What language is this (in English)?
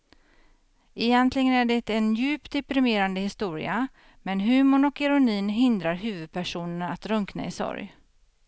Swedish